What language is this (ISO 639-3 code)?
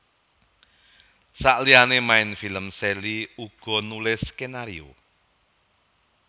jav